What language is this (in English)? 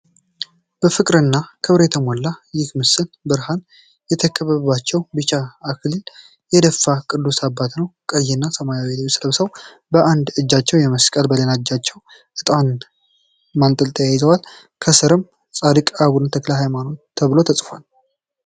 Amharic